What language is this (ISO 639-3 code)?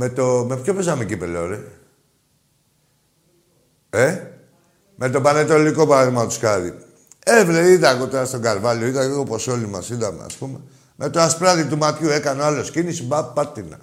ell